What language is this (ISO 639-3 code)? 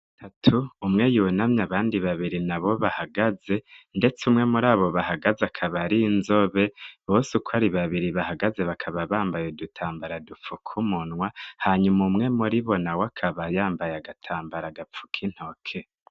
run